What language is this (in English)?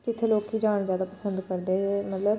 Dogri